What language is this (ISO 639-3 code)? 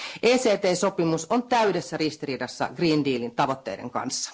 fin